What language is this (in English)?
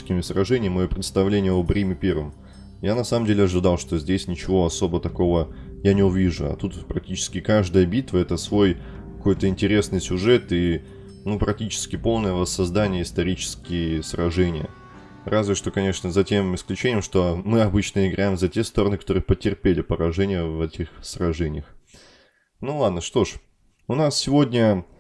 Russian